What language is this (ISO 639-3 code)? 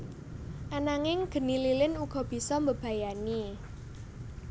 jav